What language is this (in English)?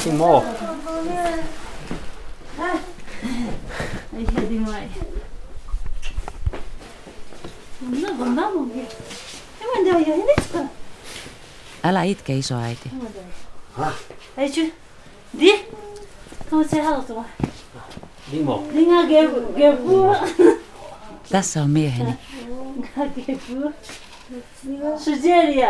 Finnish